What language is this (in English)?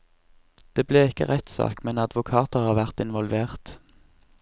Norwegian